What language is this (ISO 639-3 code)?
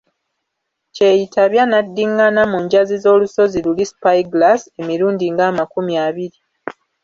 lug